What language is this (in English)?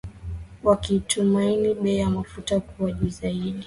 Swahili